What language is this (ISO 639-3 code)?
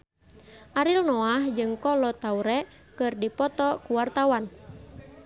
sun